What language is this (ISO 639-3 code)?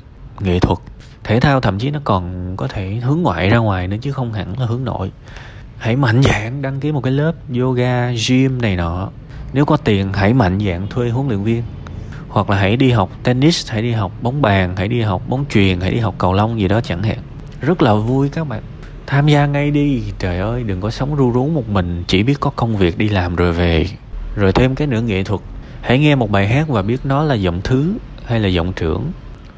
vie